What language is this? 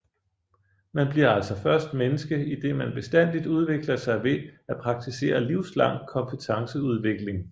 Danish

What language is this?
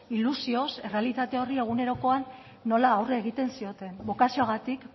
Basque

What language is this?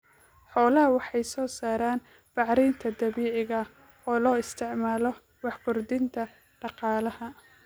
Somali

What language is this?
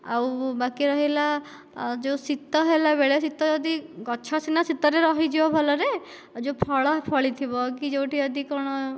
Odia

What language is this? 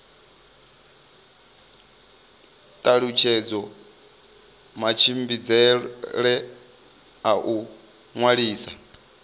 Venda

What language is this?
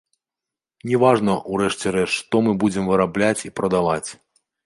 Belarusian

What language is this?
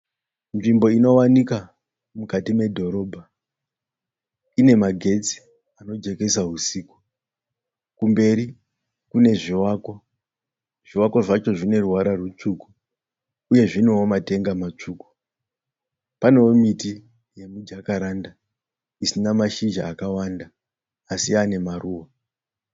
Shona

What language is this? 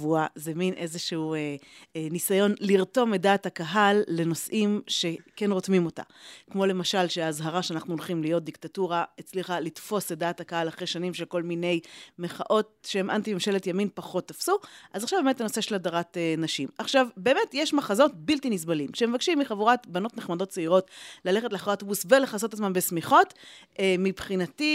Hebrew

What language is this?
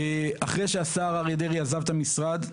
Hebrew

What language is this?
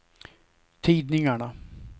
Swedish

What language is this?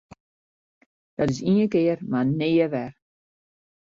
Western Frisian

